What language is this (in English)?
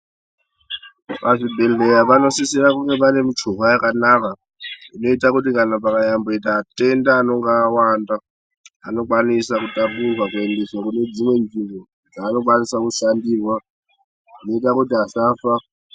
Ndau